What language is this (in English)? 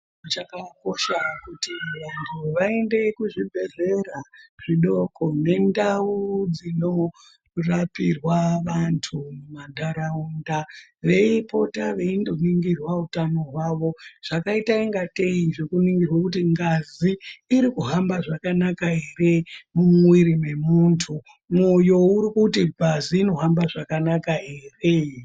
Ndau